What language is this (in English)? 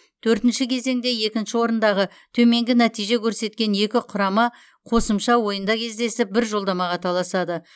Kazakh